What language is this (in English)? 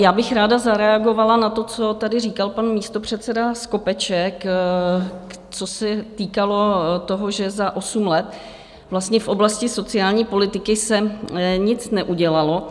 Czech